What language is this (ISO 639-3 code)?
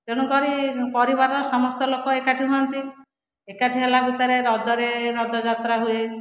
ori